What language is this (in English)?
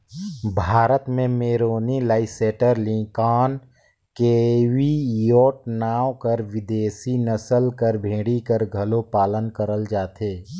Chhattisgarhi